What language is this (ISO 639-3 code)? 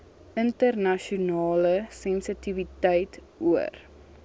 afr